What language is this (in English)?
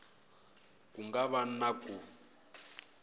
Tsonga